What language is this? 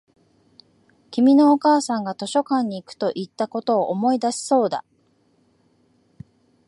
Japanese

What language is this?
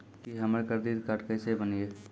Maithili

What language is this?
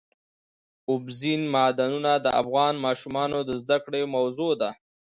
Pashto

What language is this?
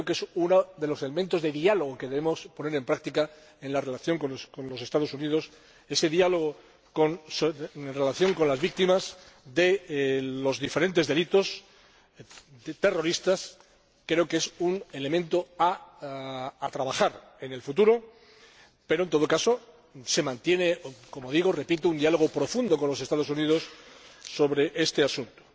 Spanish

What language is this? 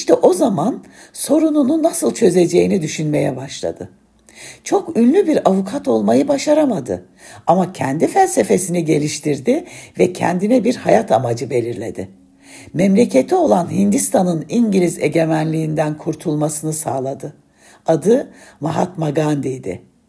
Turkish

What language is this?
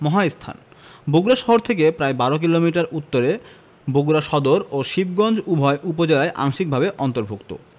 Bangla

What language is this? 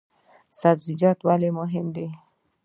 Pashto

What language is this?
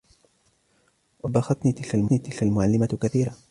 Arabic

